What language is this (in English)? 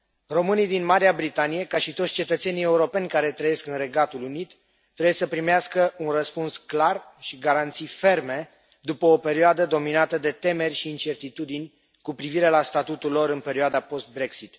Romanian